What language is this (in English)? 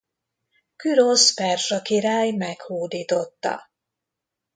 Hungarian